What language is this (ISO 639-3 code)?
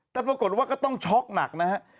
tha